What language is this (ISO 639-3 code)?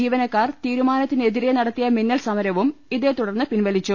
mal